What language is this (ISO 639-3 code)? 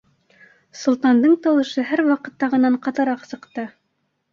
bak